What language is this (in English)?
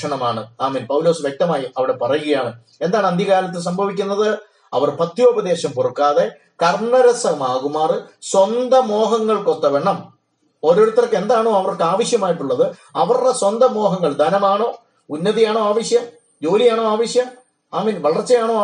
Malayalam